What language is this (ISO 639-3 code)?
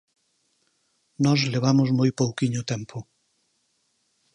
glg